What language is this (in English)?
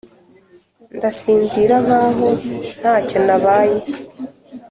Kinyarwanda